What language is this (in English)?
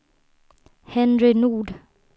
Swedish